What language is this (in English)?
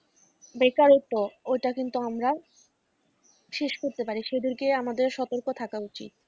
Bangla